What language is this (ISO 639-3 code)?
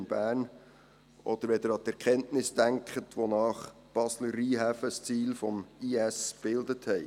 gsw